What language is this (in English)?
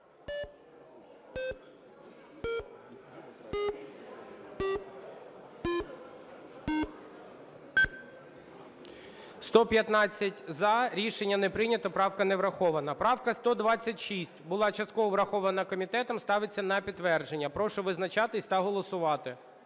Ukrainian